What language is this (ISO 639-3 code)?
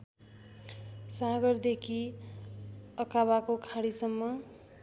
nep